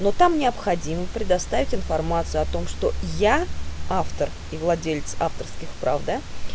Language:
Russian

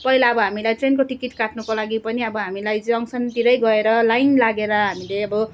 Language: Nepali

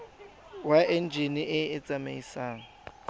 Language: Tswana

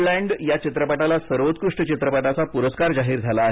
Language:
Marathi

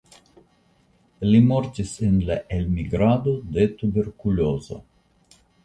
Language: Esperanto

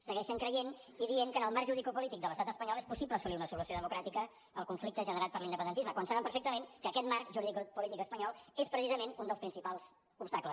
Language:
Catalan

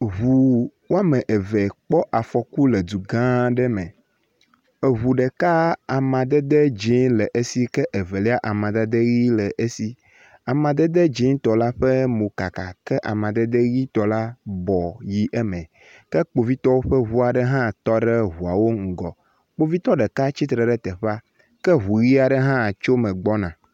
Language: Ewe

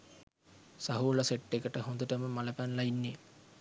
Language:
Sinhala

